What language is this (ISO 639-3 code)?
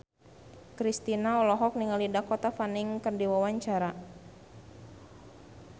sun